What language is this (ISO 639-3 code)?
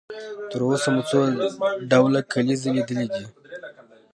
pus